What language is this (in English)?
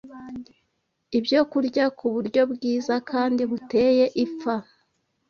Kinyarwanda